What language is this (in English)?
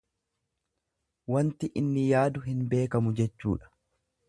Oromo